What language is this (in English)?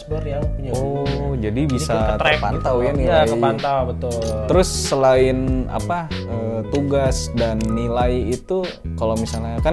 Indonesian